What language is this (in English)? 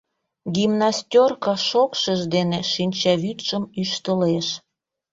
Mari